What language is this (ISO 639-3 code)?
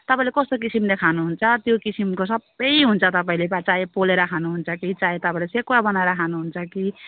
nep